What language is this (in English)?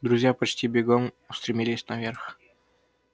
Russian